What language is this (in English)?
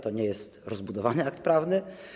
Polish